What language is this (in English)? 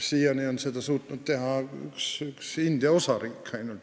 Estonian